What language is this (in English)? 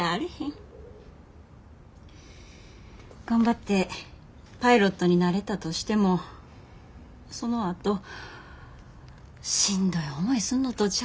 Japanese